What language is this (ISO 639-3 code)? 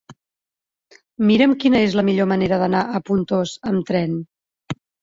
cat